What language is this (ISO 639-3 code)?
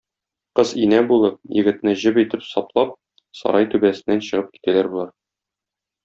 tat